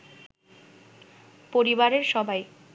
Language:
Bangla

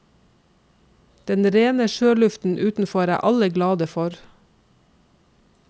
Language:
Norwegian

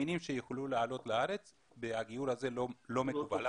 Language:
Hebrew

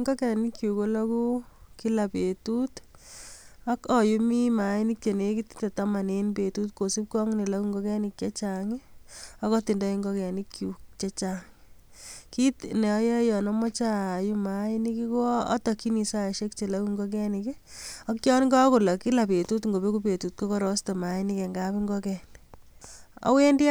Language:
Kalenjin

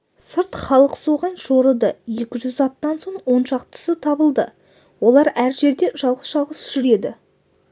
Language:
Kazakh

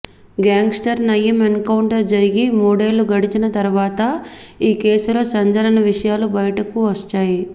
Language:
Telugu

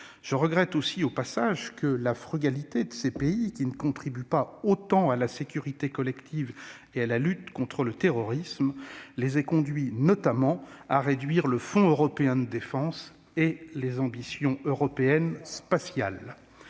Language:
French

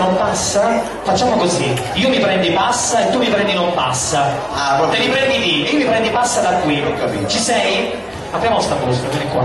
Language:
Italian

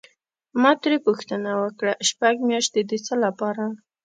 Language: Pashto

